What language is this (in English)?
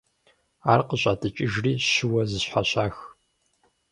Kabardian